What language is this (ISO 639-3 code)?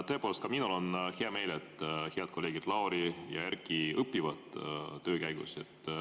est